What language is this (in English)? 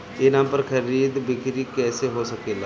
Bhojpuri